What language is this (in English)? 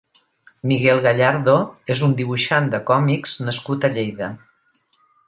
Catalan